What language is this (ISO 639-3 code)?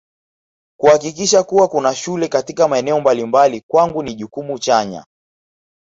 swa